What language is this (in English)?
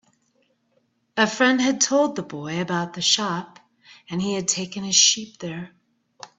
English